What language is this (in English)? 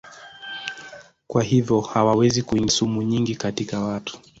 Swahili